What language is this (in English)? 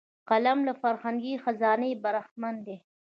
Pashto